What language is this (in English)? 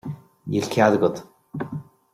Irish